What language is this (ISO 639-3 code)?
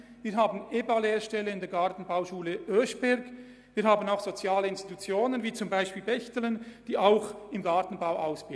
gsw